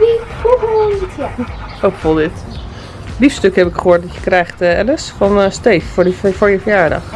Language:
Dutch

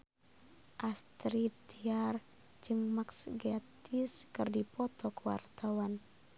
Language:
Sundanese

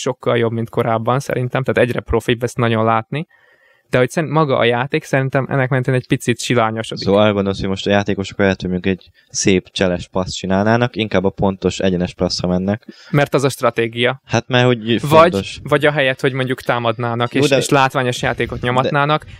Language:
Hungarian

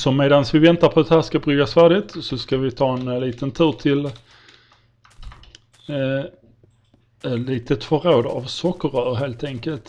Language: Swedish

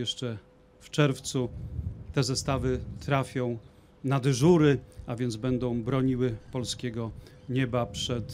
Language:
Polish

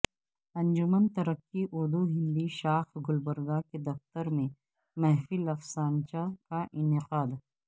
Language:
Urdu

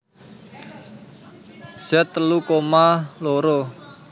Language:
Javanese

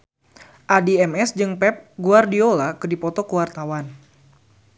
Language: Sundanese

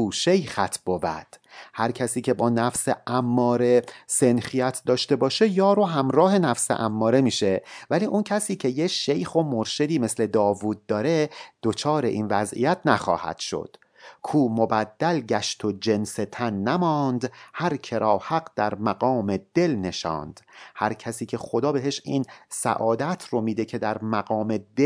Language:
Persian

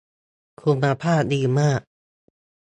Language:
Thai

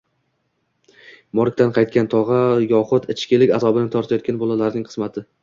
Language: Uzbek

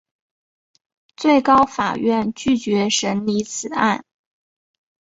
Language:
Chinese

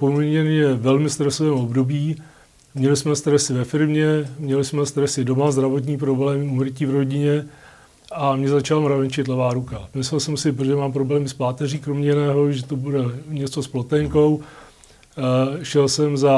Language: Czech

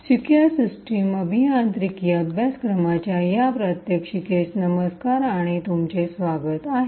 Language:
Marathi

